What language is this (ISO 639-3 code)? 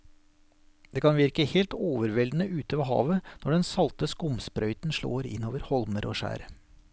nor